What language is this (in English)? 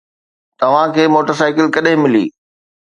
Sindhi